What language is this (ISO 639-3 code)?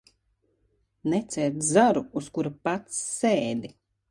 lav